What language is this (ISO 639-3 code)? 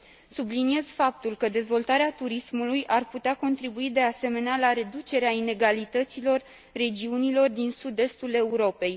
ron